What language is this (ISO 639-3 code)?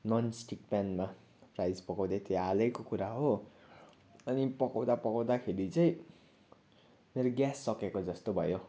nep